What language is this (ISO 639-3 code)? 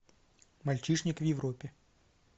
rus